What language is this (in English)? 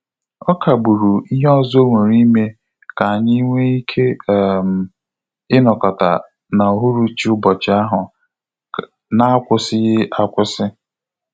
Igbo